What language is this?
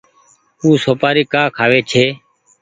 Goaria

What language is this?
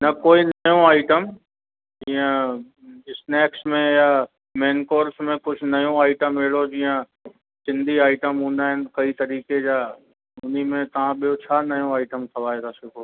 Sindhi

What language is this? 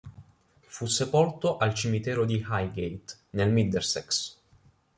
Italian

